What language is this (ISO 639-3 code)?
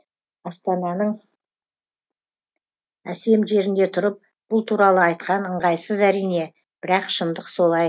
kaz